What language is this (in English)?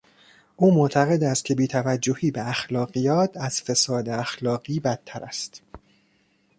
Persian